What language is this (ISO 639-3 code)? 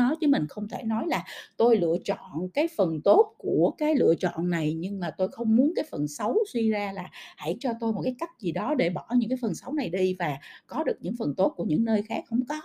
vie